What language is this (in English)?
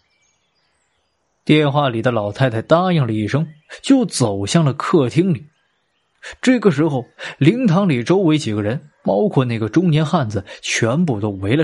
Chinese